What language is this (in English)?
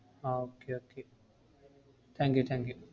Malayalam